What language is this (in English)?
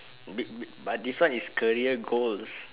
English